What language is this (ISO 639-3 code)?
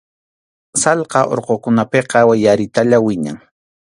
qxu